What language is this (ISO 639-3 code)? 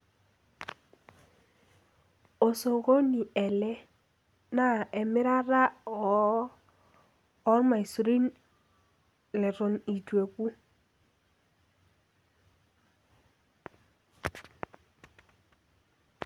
mas